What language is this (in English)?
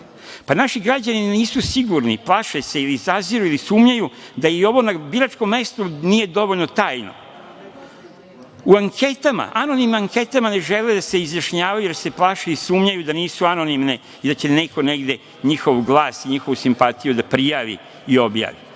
Serbian